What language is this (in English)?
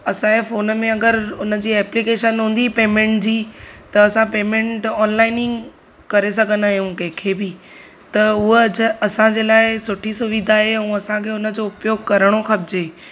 Sindhi